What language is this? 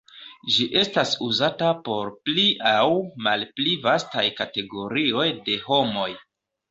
Esperanto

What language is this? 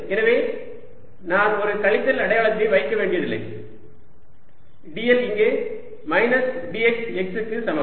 Tamil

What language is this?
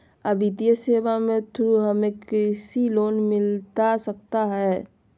Magahi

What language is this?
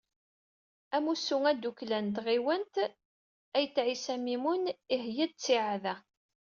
Kabyle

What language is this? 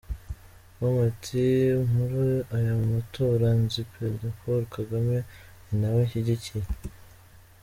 Kinyarwanda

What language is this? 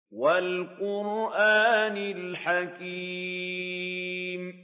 Arabic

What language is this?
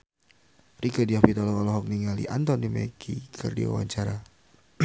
Sundanese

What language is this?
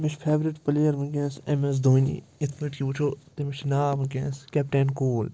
Kashmiri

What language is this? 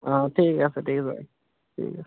Assamese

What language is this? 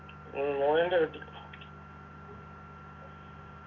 Malayalam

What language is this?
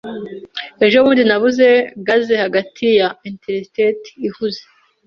Kinyarwanda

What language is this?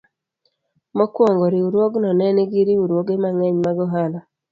Luo (Kenya and Tanzania)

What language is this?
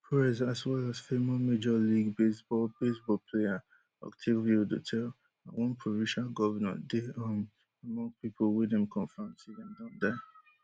Nigerian Pidgin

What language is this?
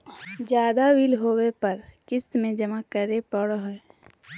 Magahi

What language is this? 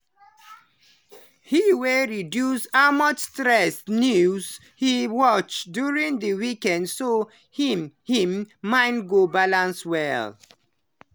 Nigerian Pidgin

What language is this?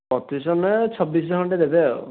Odia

